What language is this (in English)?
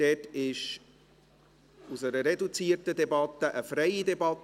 Swiss German